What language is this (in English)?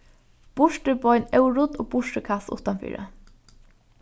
Faroese